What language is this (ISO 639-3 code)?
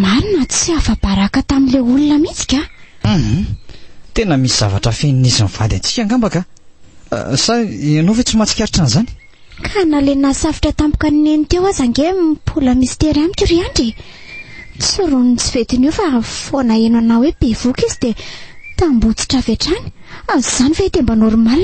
ron